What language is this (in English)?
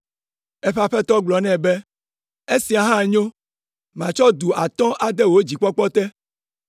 Ewe